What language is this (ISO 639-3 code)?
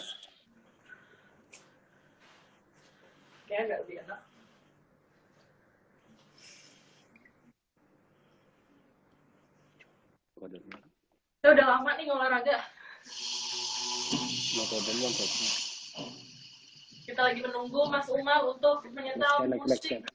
ind